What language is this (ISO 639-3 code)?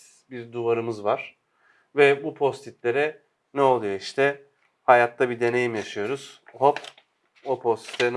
tur